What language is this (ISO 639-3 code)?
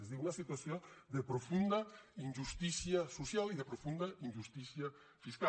cat